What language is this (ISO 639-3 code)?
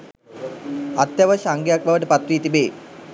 sin